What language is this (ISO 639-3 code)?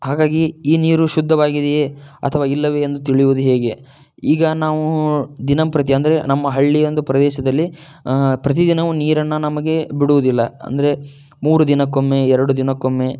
kan